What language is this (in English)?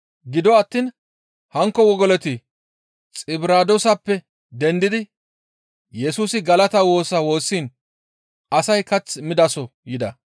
Gamo